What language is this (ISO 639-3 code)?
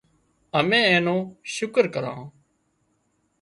kxp